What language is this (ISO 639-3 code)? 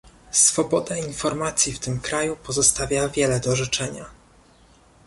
pol